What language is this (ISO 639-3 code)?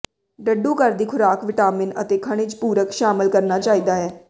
pan